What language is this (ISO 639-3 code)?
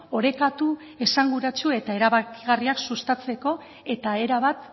eus